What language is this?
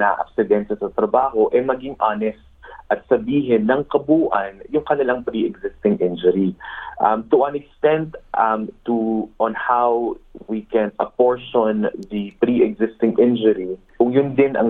Filipino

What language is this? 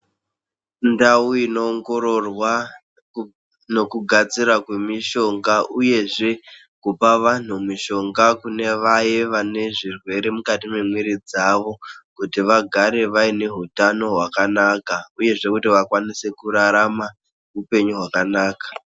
Ndau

